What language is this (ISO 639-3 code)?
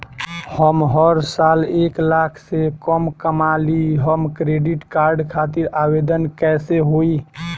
bho